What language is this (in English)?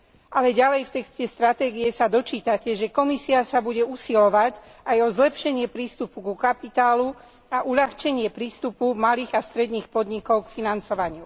Slovak